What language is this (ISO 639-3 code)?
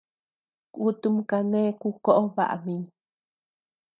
cux